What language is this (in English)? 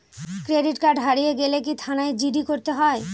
Bangla